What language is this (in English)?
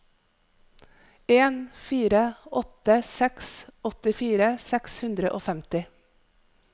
Norwegian